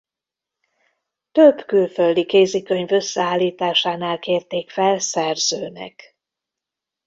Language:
Hungarian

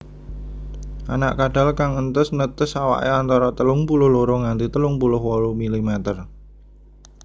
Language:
Javanese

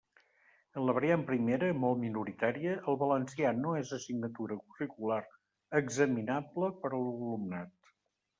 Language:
Catalan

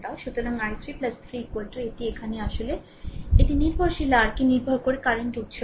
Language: Bangla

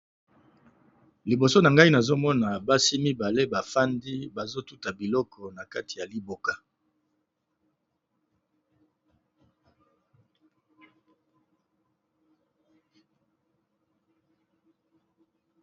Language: Lingala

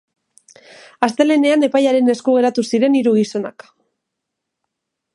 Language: Basque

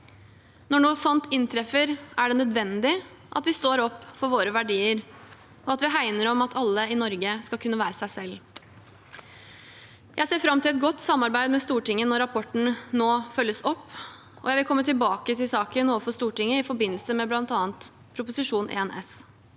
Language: Norwegian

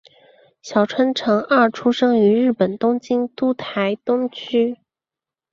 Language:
Chinese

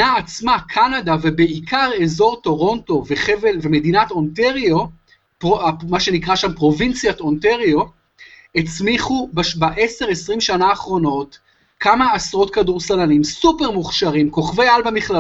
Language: Hebrew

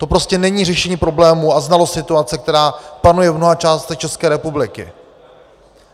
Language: Czech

